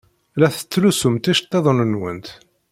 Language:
Kabyle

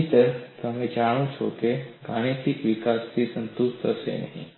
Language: Gujarati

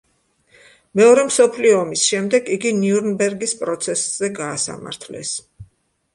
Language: Georgian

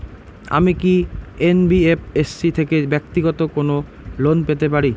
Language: Bangla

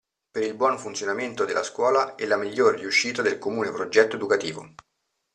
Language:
Italian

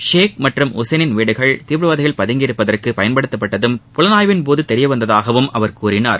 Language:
Tamil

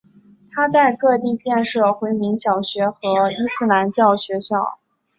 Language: Chinese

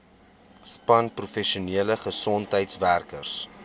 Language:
Afrikaans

